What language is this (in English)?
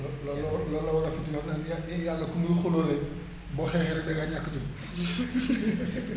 Wolof